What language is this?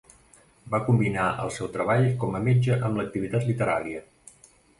Catalan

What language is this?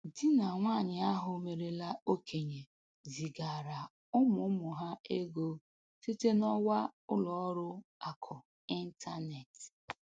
Igbo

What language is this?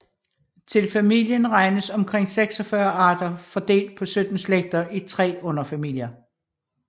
Danish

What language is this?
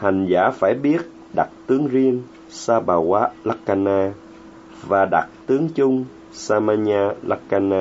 Vietnamese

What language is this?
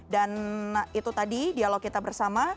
Indonesian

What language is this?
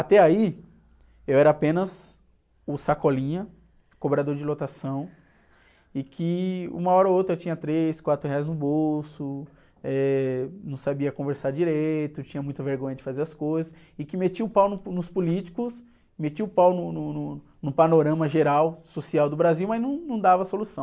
Portuguese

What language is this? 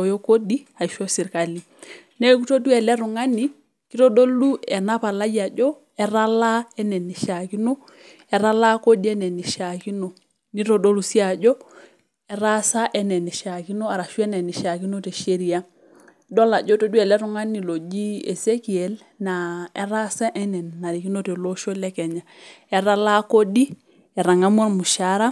Masai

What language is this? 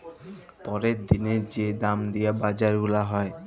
Bangla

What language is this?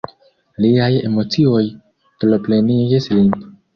Esperanto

